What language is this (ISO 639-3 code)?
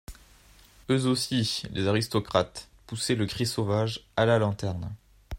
fra